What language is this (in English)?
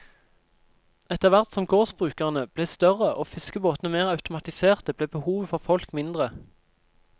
Norwegian